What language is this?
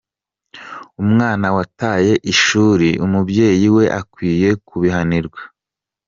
Kinyarwanda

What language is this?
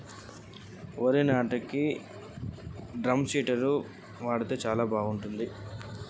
Telugu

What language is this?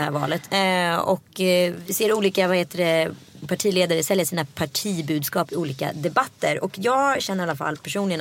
Swedish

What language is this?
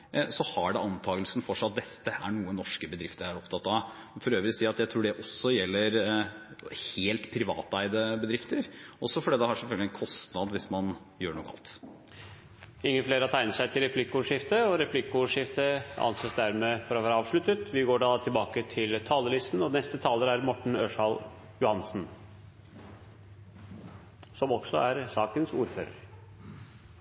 Norwegian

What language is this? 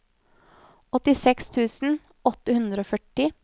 Norwegian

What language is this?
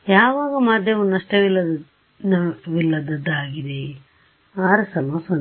Kannada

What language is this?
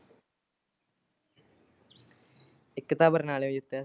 Punjabi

